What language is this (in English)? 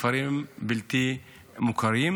Hebrew